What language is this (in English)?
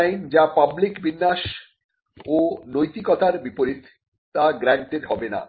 Bangla